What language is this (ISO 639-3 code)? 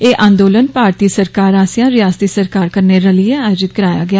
doi